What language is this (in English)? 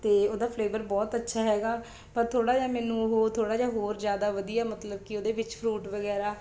Punjabi